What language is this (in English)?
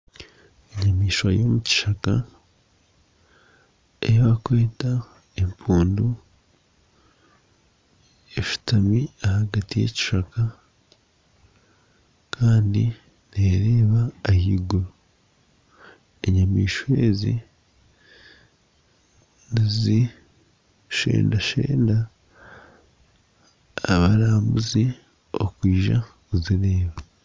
Nyankole